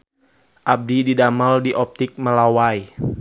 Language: Sundanese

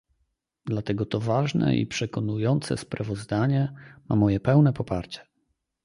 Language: Polish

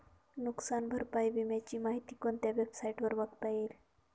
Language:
Marathi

